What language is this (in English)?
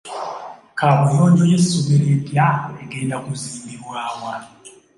Ganda